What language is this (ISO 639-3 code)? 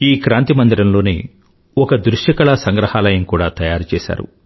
tel